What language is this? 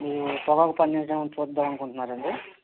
Telugu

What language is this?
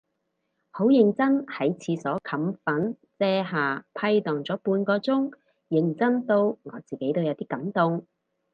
Cantonese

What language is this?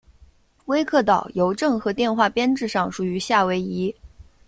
Chinese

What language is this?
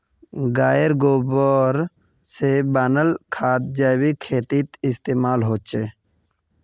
Magahi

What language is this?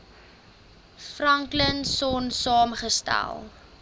Afrikaans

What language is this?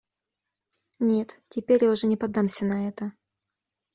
Russian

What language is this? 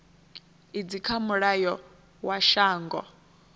Venda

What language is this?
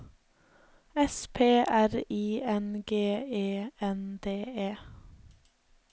Norwegian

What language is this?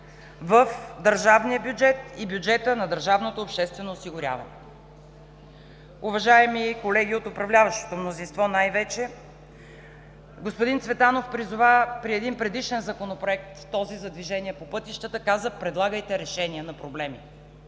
Bulgarian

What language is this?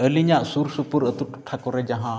Santali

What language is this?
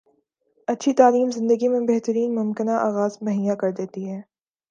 Urdu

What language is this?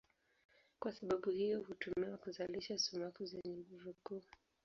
Swahili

